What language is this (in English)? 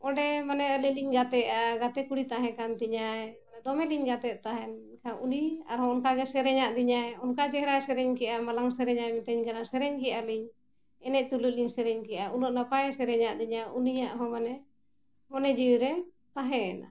Santali